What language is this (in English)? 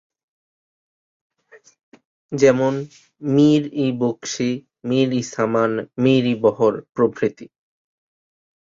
Bangla